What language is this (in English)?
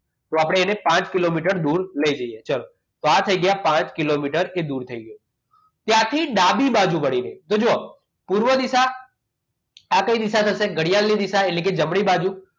Gujarati